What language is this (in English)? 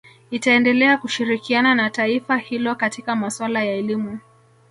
Swahili